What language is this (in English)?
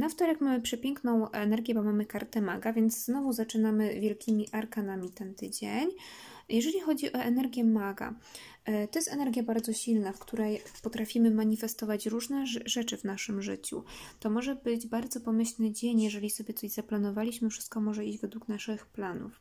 Polish